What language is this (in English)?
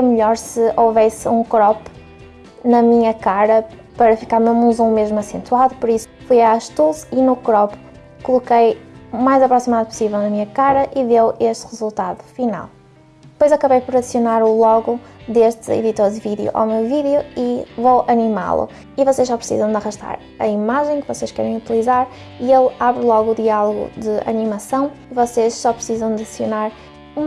Portuguese